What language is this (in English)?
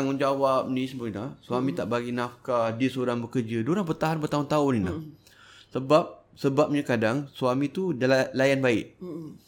Malay